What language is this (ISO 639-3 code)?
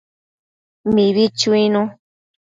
mcf